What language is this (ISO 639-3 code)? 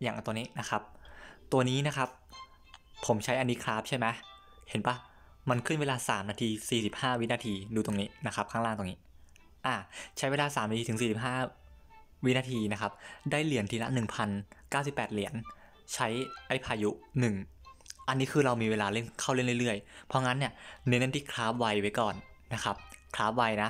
tha